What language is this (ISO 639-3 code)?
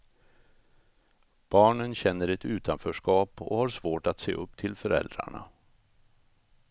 swe